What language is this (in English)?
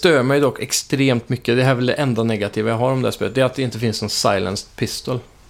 Swedish